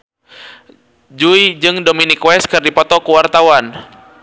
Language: Sundanese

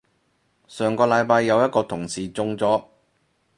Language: Cantonese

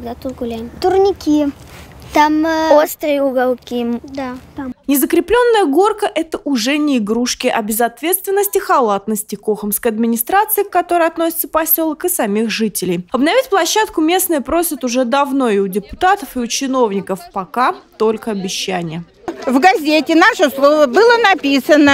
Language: Russian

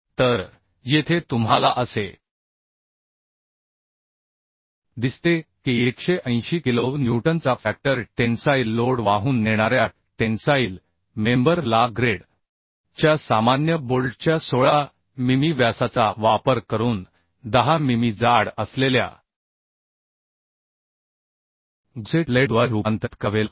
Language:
Marathi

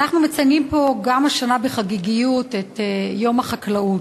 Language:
Hebrew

